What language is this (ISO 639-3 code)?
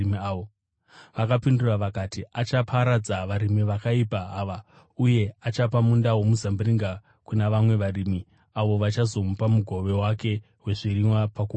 sna